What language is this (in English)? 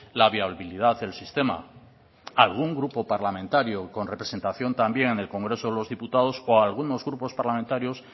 Spanish